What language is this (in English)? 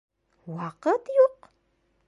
Bashkir